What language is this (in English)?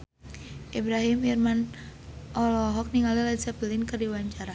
Sundanese